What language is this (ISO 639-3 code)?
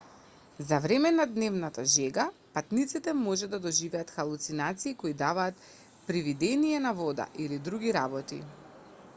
mkd